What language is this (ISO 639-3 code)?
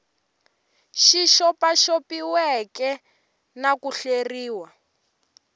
tso